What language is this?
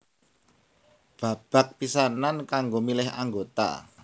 Javanese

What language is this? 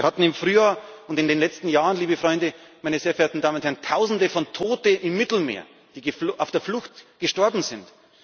German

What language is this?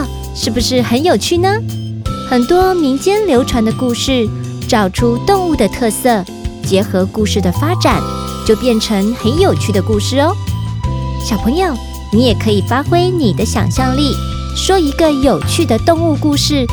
Chinese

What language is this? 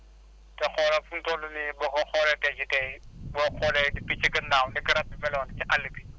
Wolof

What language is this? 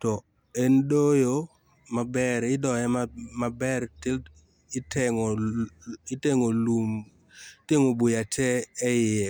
Luo (Kenya and Tanzania)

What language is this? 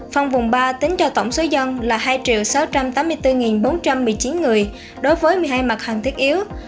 Vietnamese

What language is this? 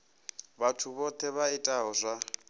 Venda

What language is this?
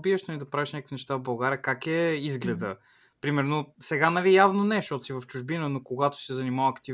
Bulgarian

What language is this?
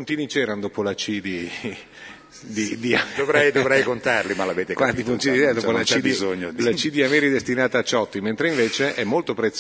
Italian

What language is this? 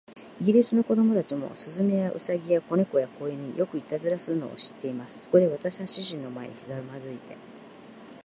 Japanese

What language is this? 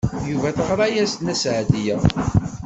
Kabyle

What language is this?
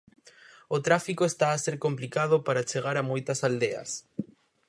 Galician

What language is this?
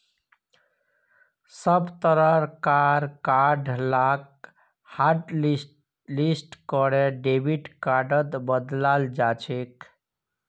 Magahi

